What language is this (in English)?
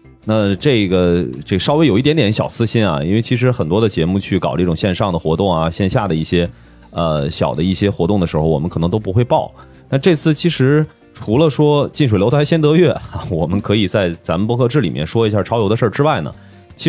Chinese